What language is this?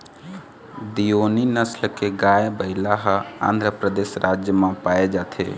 Chhattisgarhi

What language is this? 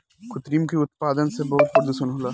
Bhojpuri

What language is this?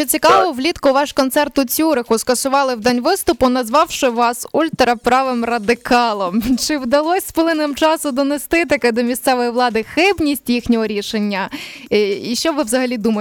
Ukrainian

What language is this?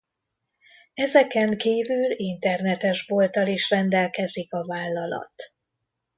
Hungarian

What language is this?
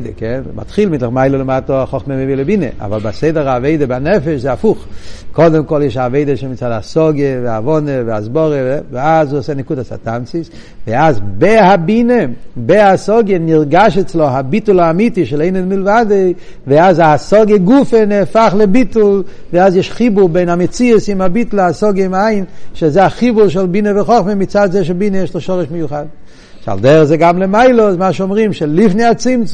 Hebrew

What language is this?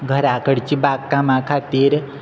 Konkani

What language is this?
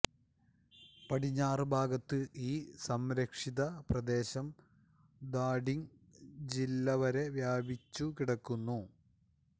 Malayalam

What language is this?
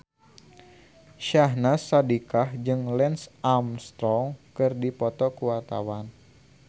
Sundanese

